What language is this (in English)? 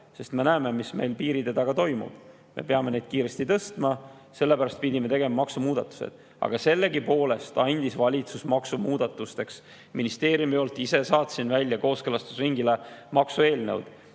Estonian